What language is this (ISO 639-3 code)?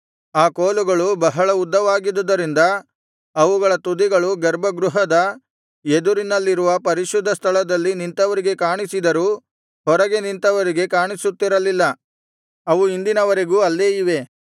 kan